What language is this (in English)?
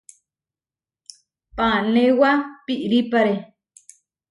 Huarijio